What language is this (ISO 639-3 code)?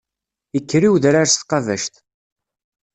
kab